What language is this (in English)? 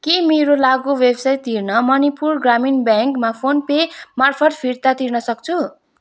Nepali